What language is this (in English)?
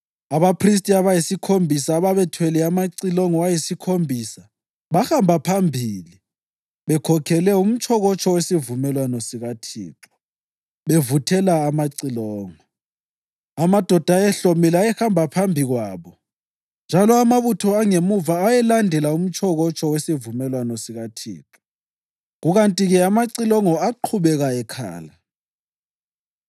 North Ndebele